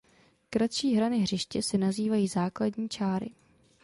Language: Czech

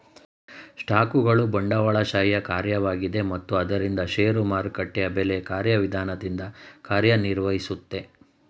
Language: Kannada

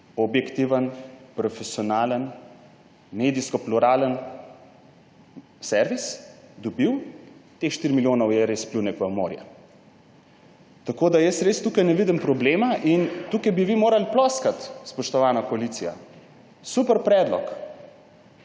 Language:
Slovenian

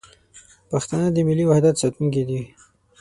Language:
Pashto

